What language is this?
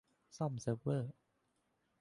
Thai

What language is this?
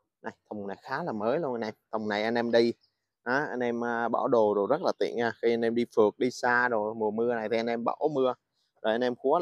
Vietnamese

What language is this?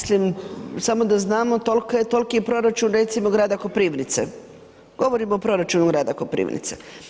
Croatian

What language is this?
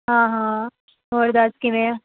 Punjabi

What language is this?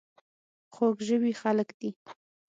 Pashto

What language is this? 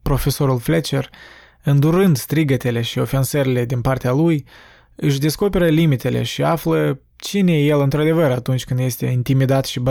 Romanian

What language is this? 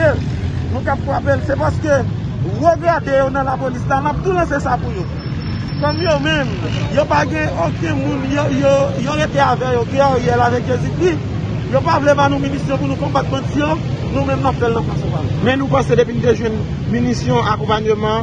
French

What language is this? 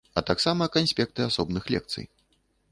Belarusian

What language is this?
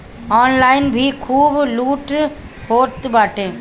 Bhojpuri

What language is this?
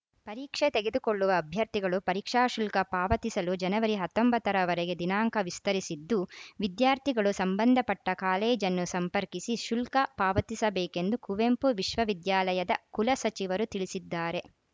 Kannada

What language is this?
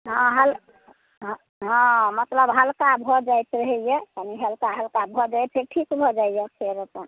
Maithili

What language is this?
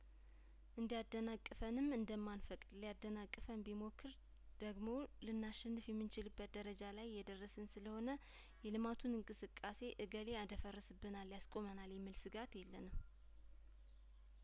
Amharic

